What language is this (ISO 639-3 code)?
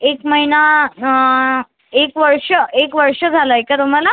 mar